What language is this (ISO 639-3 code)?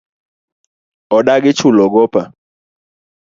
luo